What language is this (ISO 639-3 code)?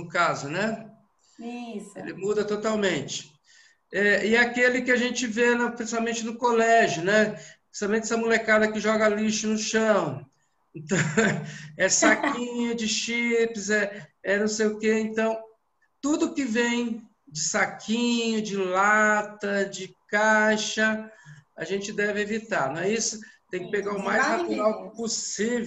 por